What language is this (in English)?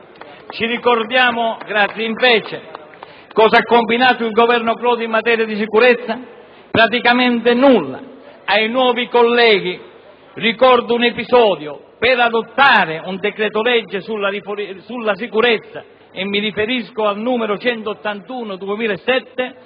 Italian